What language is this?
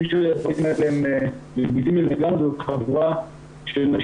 Hebrew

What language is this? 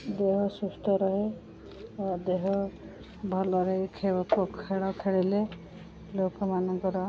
Odia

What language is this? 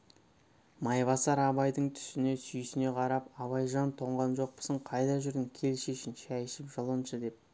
Kazakh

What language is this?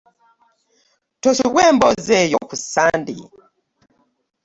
Ganda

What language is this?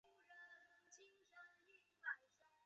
Chinese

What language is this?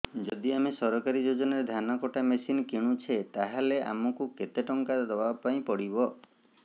Odia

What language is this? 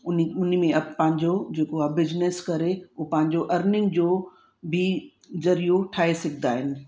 Sindhi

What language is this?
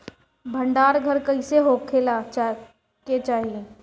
Bhojpuri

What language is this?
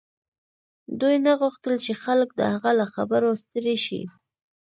Pashto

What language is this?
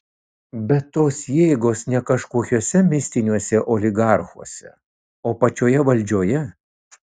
Lithuanian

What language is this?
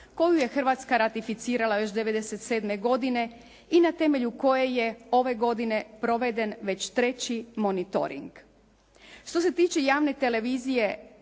Croatian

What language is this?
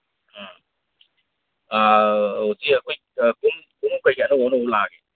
Manipuri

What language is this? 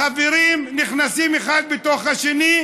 Hebrew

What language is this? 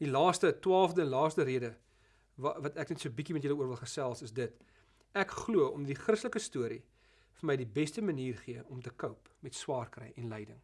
Dutch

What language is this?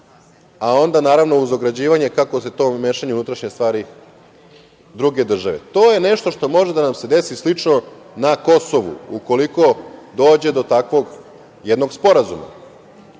Serbian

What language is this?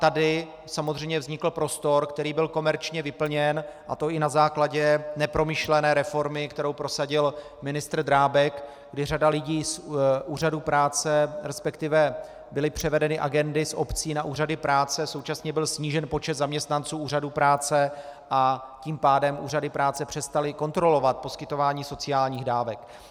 Czech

